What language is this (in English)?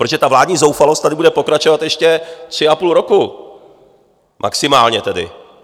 Czech